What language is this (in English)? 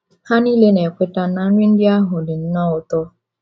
Igbo